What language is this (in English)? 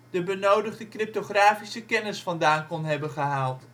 Dutch